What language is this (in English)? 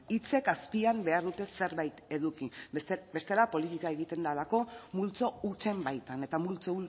Basque